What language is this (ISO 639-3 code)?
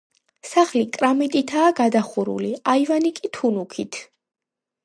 kat